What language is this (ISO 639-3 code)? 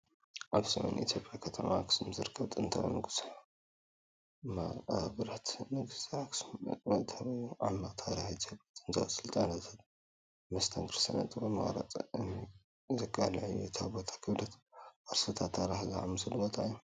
tir